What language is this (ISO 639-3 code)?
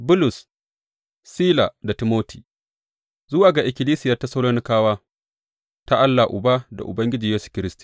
hau